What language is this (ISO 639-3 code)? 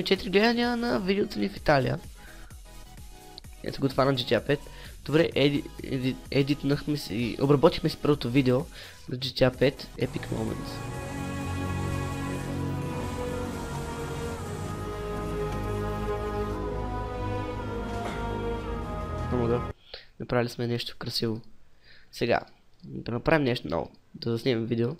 bul